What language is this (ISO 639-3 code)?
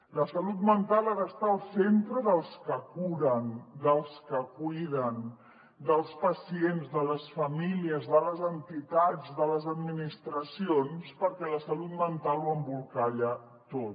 cat